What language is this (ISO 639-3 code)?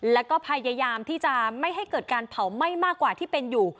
tha